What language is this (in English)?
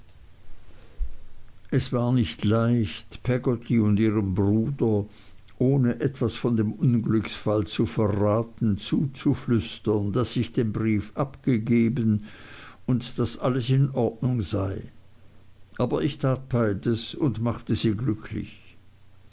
German